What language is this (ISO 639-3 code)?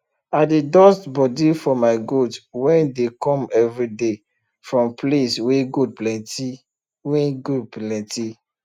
pcm